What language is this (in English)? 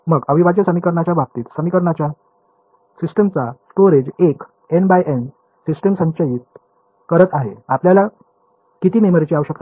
Marathi